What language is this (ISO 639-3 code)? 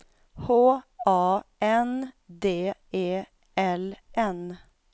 swe